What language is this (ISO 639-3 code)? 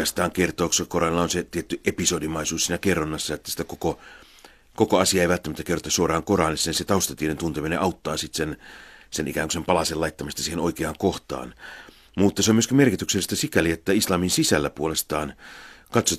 fin